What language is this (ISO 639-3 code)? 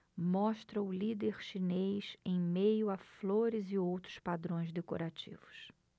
por